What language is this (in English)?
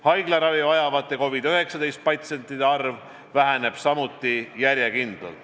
Estonian